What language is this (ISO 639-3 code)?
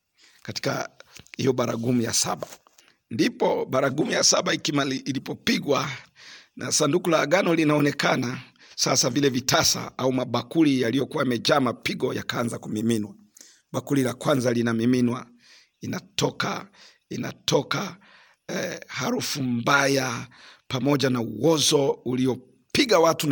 swa